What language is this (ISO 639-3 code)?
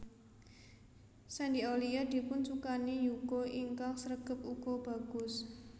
jav